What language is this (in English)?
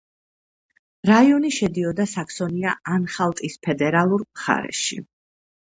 Georgian